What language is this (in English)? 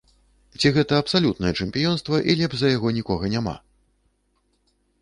Belarusian